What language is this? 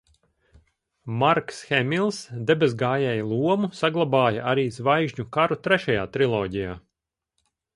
Latvian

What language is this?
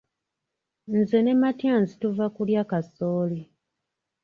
Ganda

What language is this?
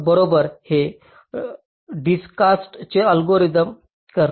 Marathi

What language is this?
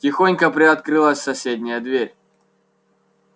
Russian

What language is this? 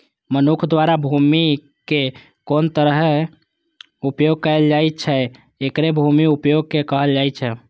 Maithili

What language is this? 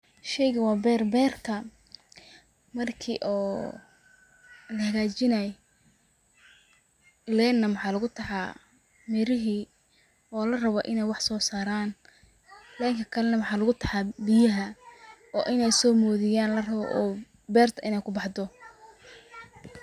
Somali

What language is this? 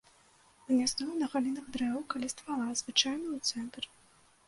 Belarusian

